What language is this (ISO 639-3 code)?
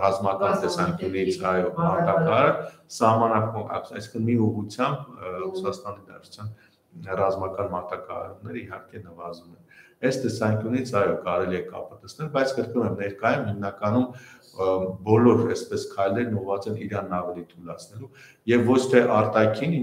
ron